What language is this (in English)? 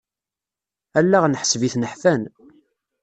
Kabyle